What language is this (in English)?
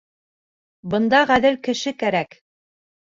Bashkir